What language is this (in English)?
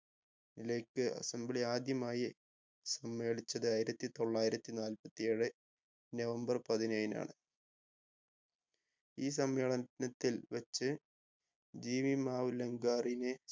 Malayalam